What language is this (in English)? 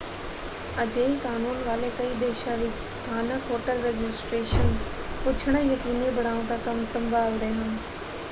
Punjabi